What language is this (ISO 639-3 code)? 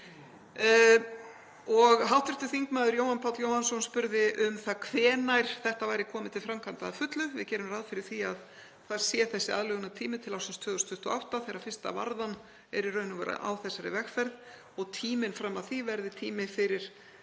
isl